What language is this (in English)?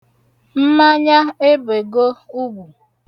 Igbo